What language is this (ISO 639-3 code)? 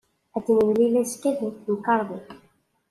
kab